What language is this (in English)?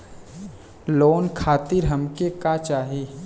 Bhojpuri